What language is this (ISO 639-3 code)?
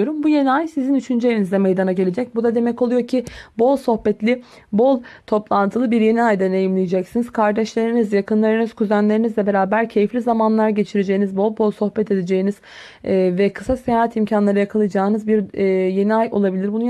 tur